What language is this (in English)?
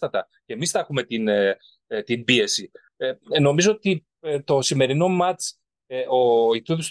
Greek